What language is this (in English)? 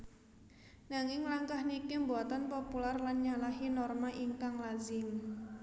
Javanese